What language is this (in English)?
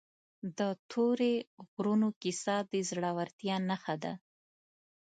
Pashto